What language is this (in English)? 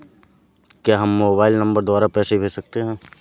Hindi